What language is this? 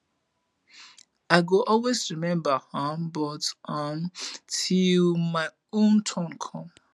Nigerian Pidgin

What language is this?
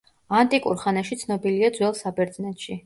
Georgian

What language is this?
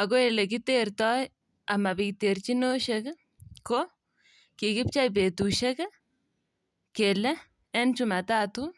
Kalenjin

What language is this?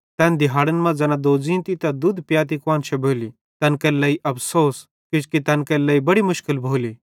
Bhadrawahi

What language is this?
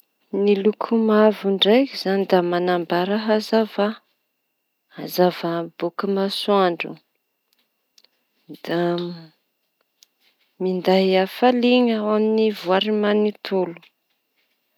Tanosy Malagasy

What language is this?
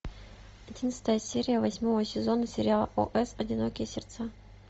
Russian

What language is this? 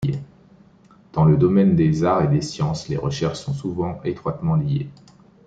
French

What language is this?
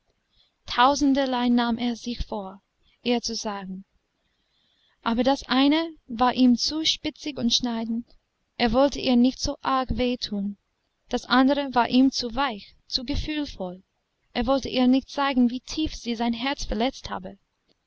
German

